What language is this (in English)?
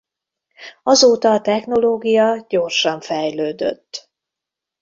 Hungarian